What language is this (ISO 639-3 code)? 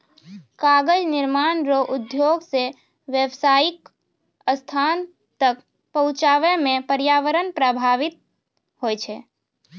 mai